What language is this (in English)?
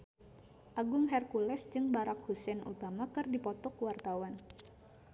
Sundanese